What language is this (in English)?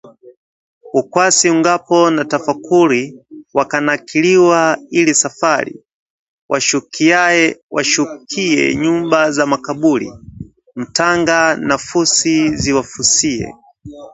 Swahili